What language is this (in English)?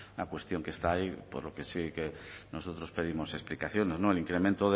Spanish